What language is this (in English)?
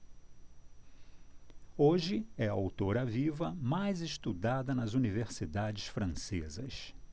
Portuguese